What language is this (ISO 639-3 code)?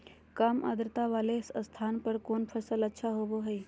mag